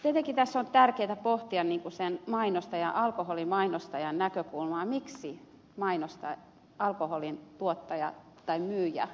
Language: Finnish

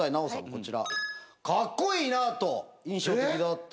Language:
Japanese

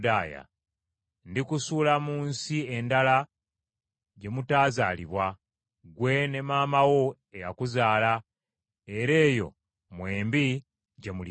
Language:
Ganda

